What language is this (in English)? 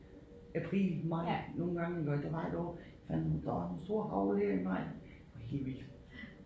Danish